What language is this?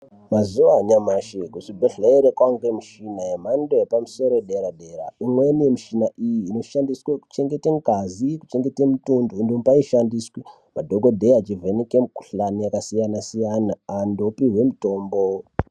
Ndau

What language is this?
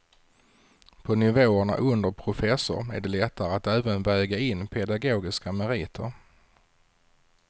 Swedish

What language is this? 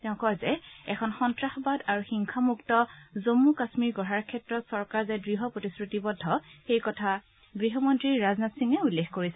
Assamese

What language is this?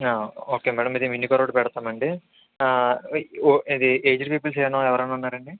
Telugu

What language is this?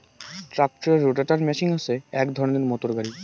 Bangla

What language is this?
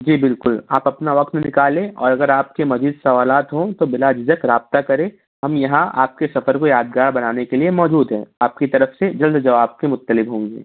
Urdu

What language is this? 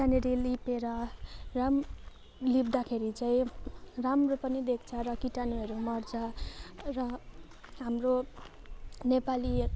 Nepali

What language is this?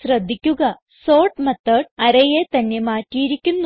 Malayalam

